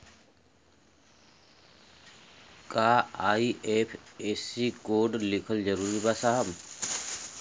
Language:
Bhojpuri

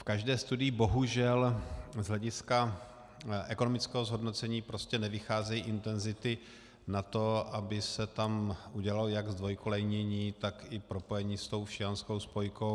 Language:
Czech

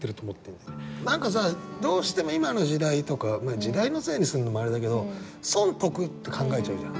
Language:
Japanese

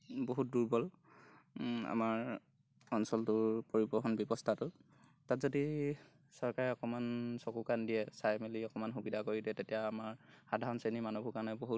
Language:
Assamese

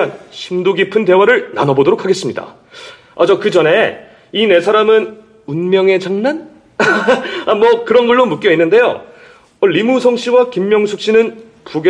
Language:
Korean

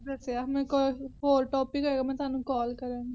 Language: Punjabi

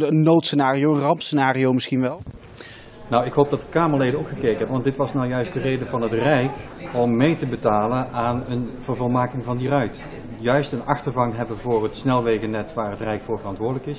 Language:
Dutch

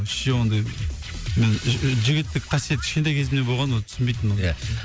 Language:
Kazakh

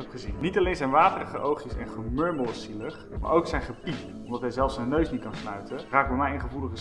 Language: Dutch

